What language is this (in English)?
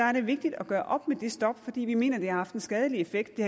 Danish